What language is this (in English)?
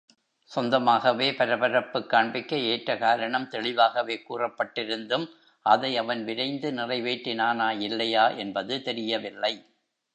Tamil